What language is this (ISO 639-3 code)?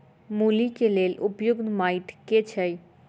mai